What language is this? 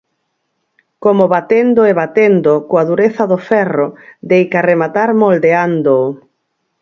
Galician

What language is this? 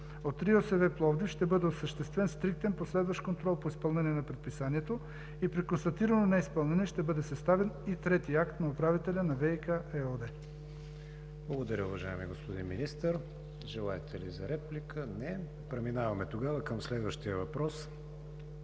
Bulgarian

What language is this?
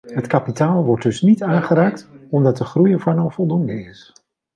Dutch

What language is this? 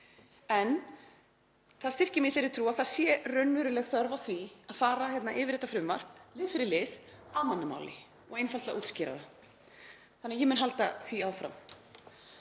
Icelandic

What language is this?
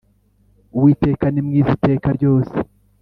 Kinyarwanda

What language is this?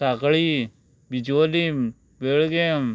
Konkani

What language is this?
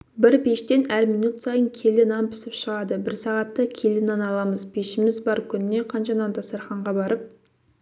Kazakh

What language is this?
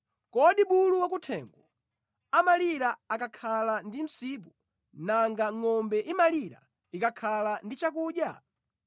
Nyanja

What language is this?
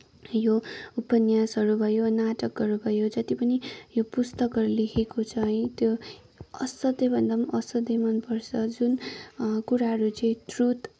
Nepali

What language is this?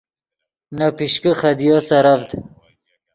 Yidgha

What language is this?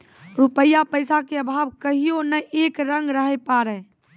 Maithili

